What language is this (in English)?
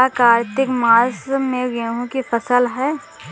Hindi